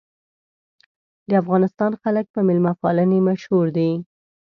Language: Pashto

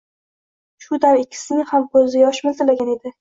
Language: Uzbek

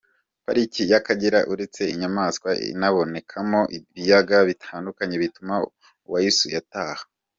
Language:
Kinyarwanda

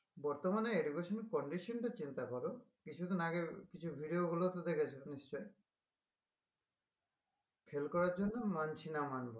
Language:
Bangla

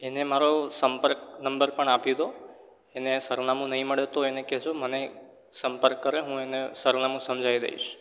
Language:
Gujarati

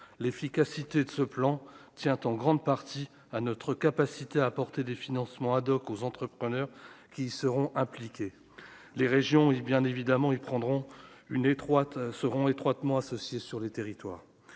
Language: French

